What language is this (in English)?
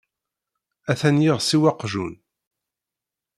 Kabyle